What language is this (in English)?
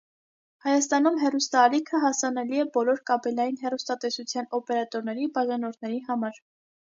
Armenian